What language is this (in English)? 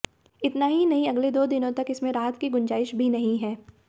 Hindi